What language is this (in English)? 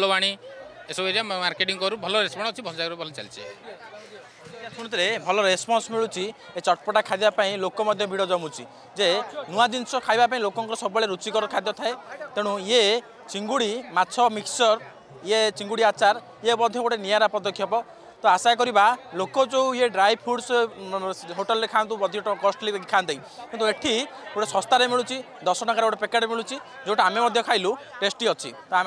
Hindi